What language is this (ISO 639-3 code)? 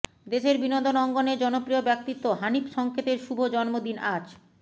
ben